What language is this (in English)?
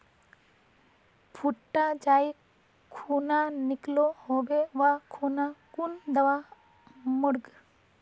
Magahi